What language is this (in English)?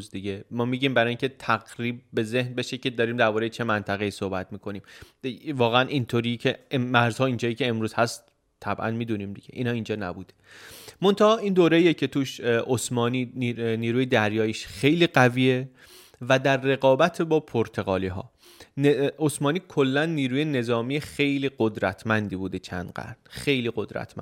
Persian